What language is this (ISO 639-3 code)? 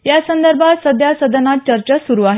mar